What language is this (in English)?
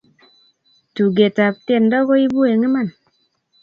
Kalenjin